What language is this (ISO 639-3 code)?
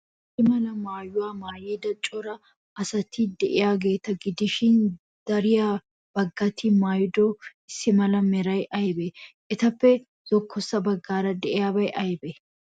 wal